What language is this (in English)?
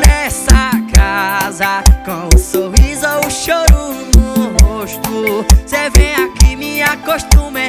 Portuguese